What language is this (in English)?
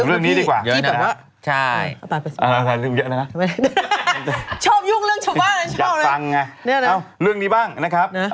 Thai